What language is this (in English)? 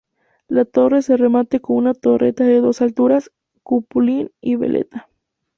Spanish